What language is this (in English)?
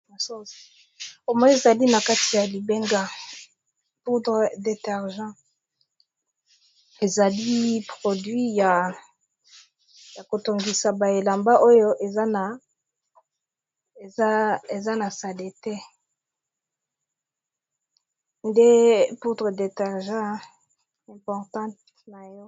Lingala